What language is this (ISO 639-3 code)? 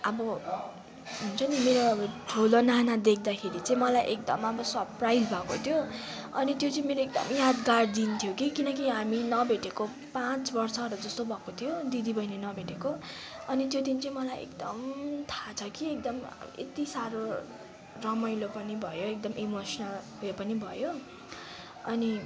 nep